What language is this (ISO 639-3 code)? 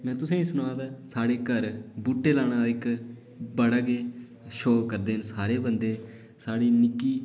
doi